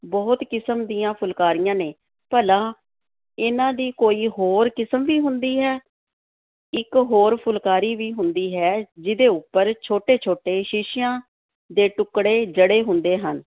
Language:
Punjabi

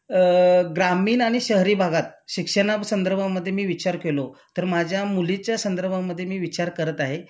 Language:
Marathi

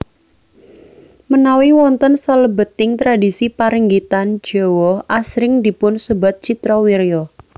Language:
Javanese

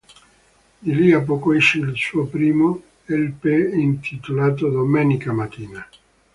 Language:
Italian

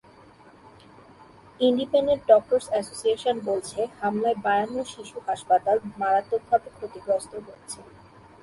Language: Bangla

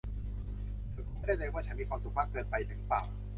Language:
Thai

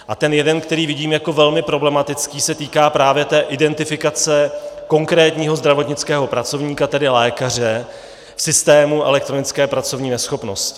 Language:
Czech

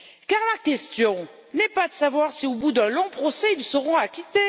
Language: French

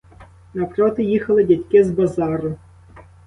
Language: Ukrainian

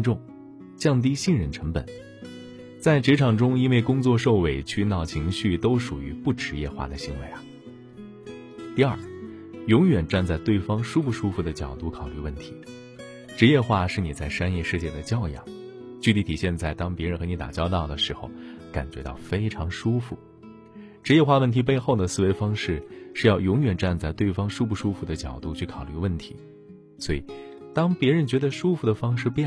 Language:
Chinese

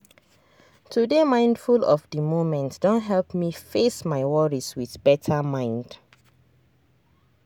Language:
Nigerian Pidgin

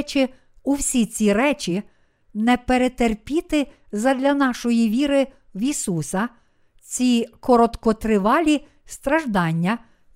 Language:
Ukrainian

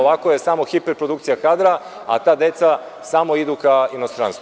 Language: Serbian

